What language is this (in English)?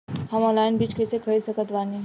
Bhojpuri